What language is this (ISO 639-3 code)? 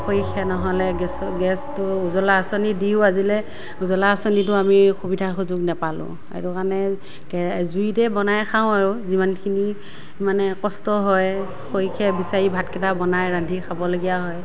asm